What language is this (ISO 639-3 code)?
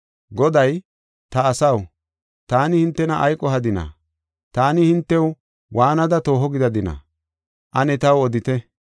gof